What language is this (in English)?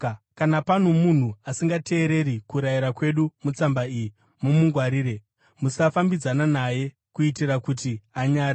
Shona